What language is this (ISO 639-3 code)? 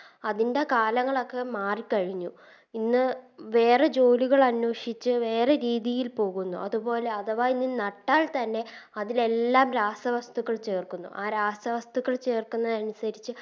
mal